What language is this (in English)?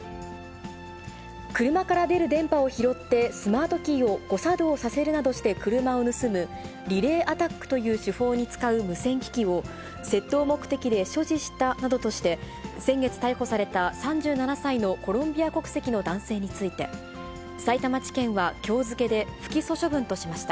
Japanese